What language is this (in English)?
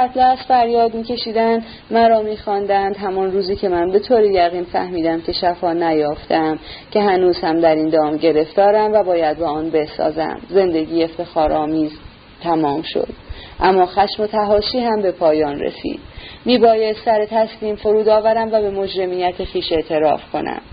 Persian